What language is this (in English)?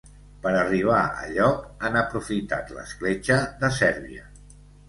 Catalan